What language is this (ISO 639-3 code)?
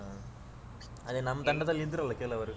kan